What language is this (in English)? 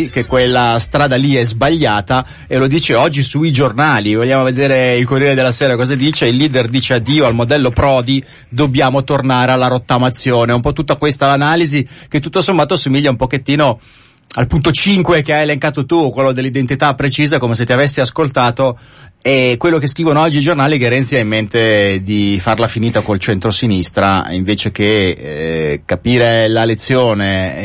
Italian